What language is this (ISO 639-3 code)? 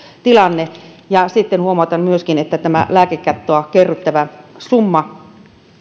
fin